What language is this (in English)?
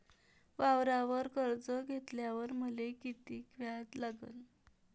Marathi